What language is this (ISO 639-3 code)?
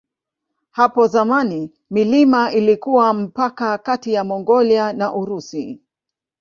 swa